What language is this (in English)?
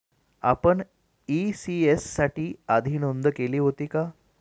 Marathi